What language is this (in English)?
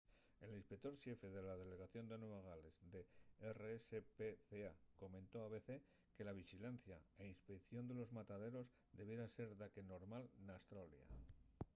Asturian